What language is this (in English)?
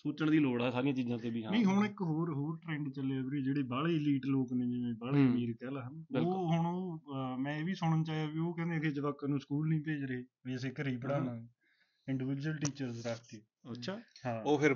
Punjabi